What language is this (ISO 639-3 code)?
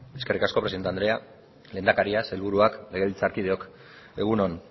eus